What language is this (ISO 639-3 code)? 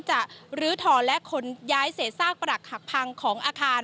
tha